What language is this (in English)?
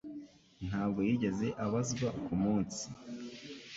Kinyarwanda